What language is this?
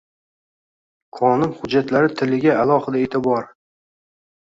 Uzbek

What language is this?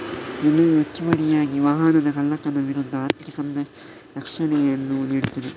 Kannada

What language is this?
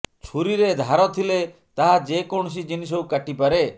Odia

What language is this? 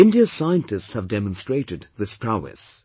English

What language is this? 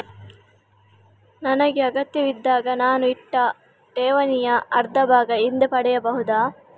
Kannada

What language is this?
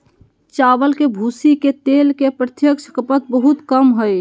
Magahi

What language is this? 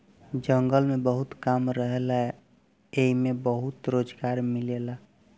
Bhojpuri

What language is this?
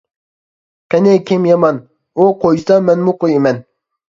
Uyghur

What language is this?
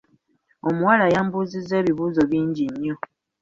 Ganda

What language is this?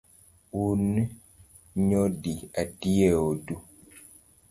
Luo (Kenya and Tanzania)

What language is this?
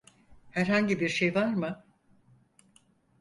Turkish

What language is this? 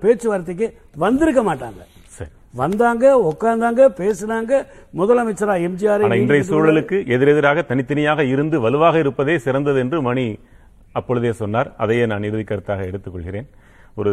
Tamil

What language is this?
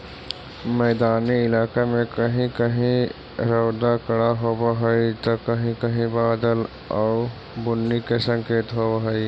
Magahi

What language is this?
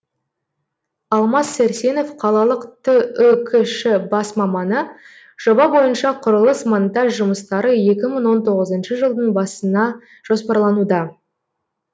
Kazakh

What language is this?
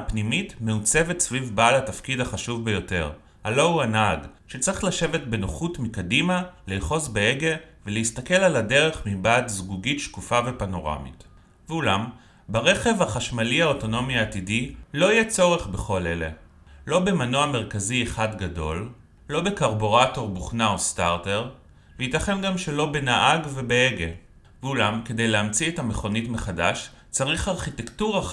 Hebrew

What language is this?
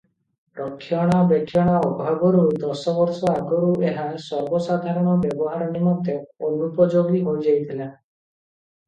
Odia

